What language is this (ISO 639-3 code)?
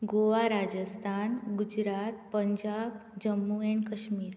kok